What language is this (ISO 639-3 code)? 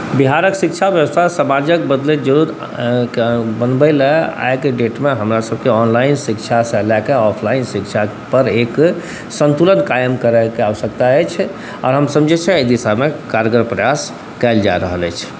mai